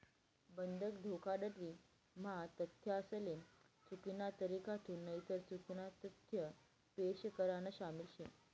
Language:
Marathi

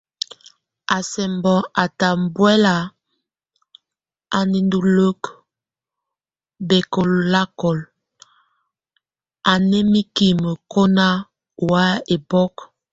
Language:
Tunen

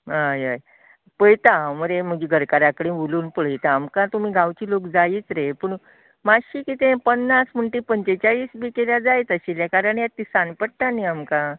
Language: Konkani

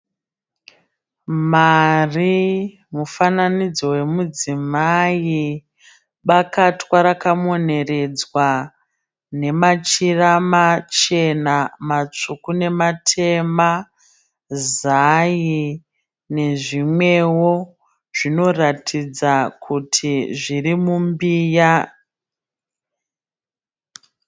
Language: Shona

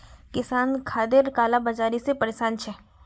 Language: Magahi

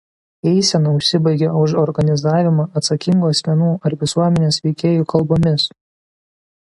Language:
Lithuanian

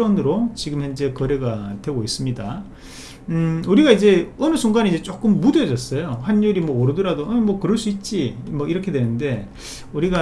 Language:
Korean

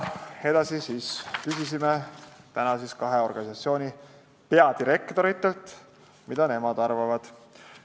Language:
Estonian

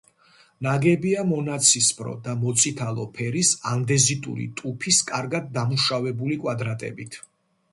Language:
Georgian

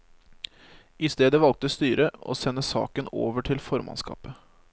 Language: Norwegian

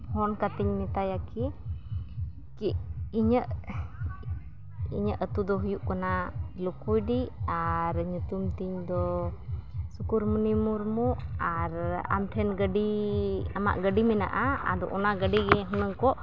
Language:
Santali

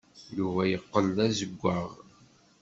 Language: Kabyle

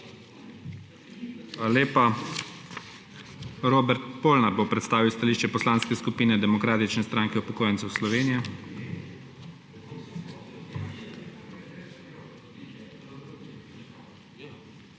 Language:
Slovenian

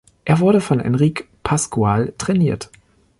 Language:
German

